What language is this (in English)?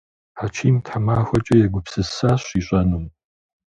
Kabardian